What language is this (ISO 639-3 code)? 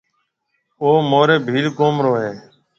mve